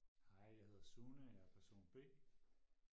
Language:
Danish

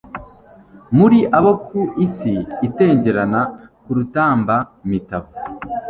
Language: Kinyarwanda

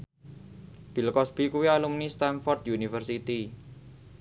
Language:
Javanese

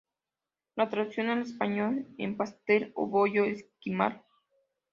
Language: Spanish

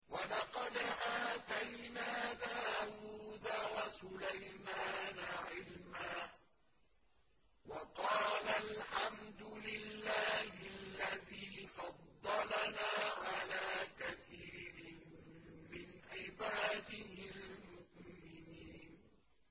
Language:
Arabic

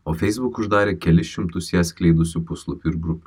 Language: Lithuanian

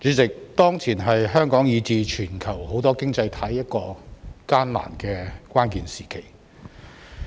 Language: Cantonese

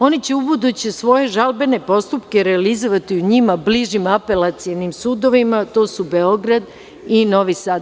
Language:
Serbian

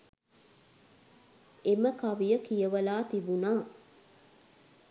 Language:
Sinhala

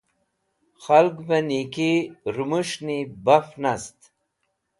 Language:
Wakhi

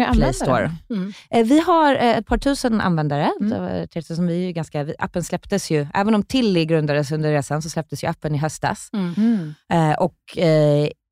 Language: Swedish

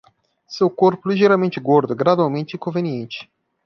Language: Portuguese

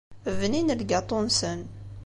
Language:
Kabyle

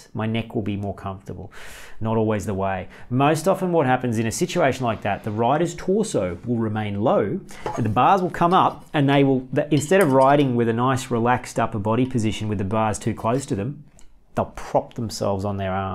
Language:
English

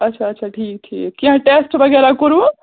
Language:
Kashmiri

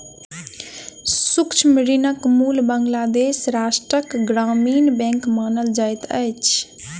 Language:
Maithili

